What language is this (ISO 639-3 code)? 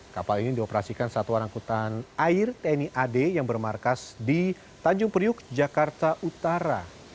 ind